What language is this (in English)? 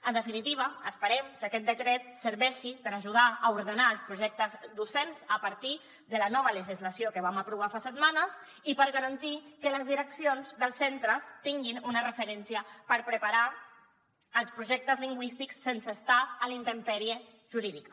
Catalan